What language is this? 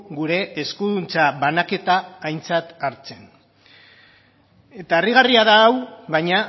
Basque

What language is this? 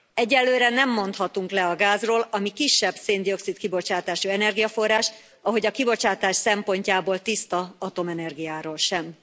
Hungarian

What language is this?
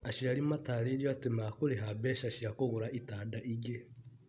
Kikuyu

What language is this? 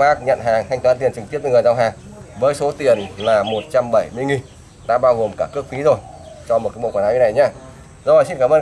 Vietnamese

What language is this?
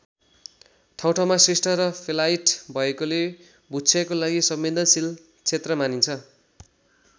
Nepali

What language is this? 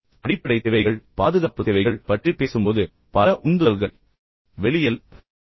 Tamil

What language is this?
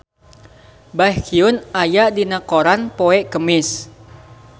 Sundanese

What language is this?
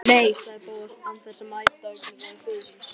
Icelandic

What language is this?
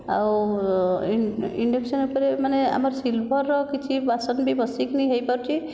Odia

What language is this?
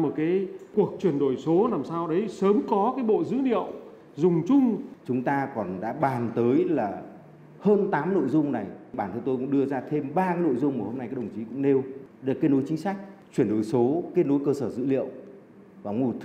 Vietnamese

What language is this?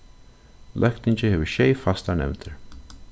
Faroese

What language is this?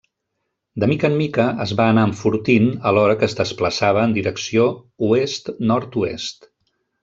Catalan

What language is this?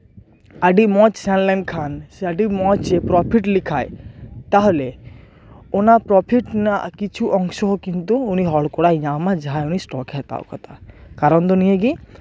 Santali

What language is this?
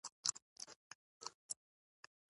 Pashto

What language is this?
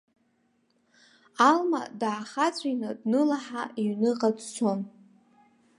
Abkhazian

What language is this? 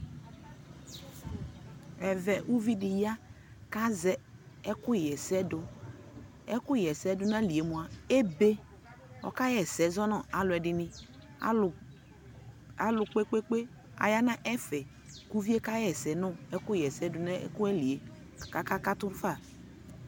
Ikposo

